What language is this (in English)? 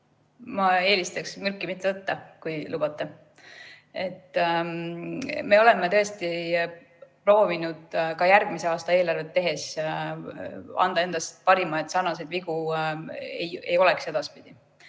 Estonian